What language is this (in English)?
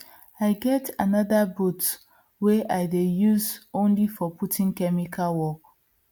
Nigerian Pidgin